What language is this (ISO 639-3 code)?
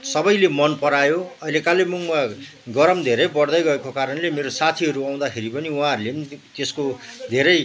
nep